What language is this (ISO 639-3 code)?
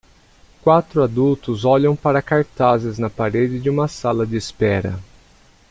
por